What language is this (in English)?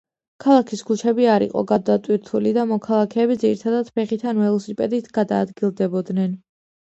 Georgian